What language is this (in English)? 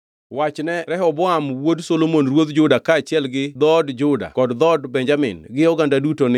Luo (Kenya and Tanzania)